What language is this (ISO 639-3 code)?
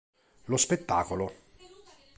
ita